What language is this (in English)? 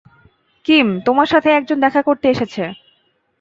Bangla